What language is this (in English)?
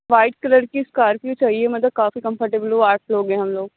Urdu